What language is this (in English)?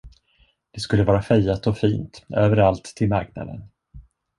Swedish